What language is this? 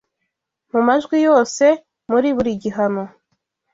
Kinyarwanda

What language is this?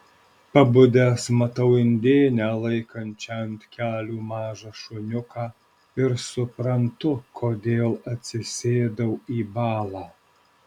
Lithuanian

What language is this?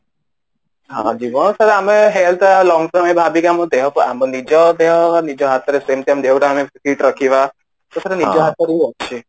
Odia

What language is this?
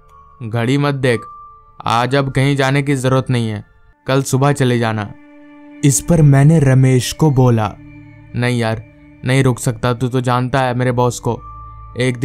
Hindi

